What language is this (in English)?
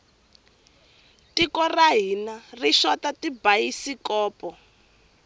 Tsonga